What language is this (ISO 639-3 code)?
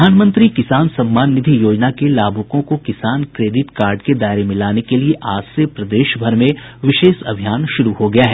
hin